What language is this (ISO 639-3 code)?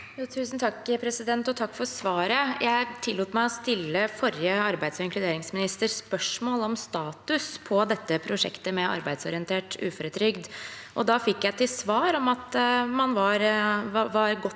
nor